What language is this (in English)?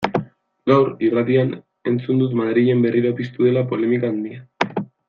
Basque